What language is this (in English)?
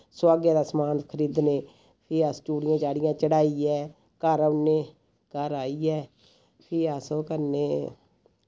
Dogri